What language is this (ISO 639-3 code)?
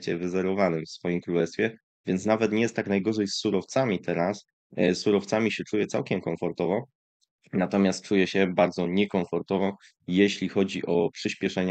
pol